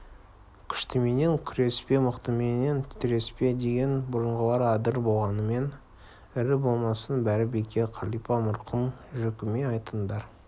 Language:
Kazakh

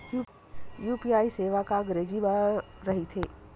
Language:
Chhattisgarhi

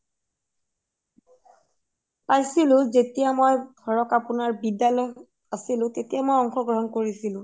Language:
Assamese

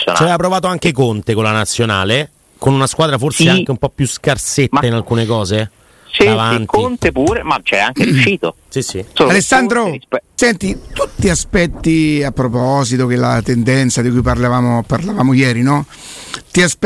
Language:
Italian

